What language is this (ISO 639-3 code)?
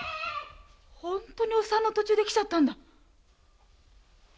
jpn